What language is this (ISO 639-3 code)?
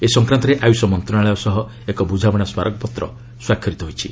ori